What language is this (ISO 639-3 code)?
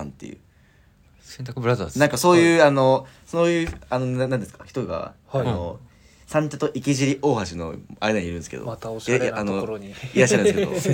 jpn